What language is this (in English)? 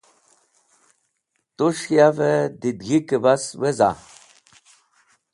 Wakhi